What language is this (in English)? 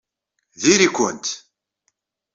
Kabyle